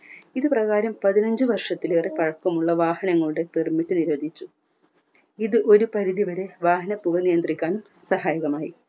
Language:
Malayalam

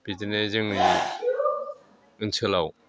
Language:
Bodo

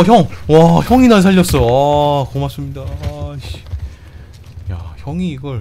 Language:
Korean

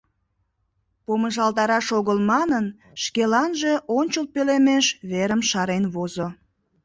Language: Mari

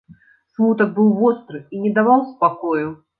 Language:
Belarusian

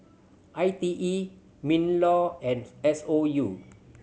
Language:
English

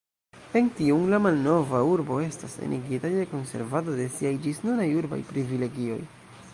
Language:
Esperanto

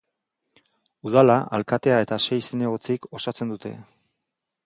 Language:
Basque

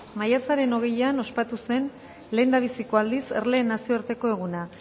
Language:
Basque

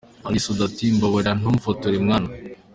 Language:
Kinyarwanda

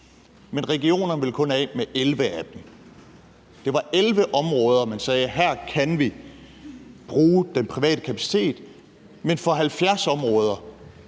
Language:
Danish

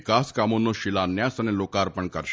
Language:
Gujarati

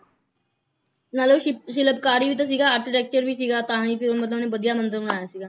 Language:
Punjabi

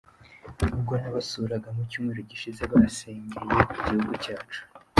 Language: Kinyarwanda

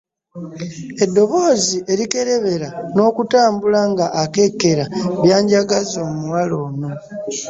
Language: Ganda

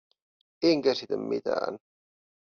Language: Finnish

